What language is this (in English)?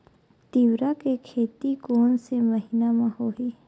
Chhattisgarhi